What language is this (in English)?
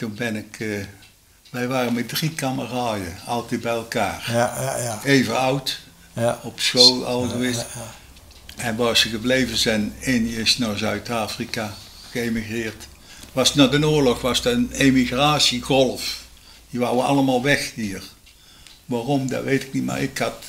Dutch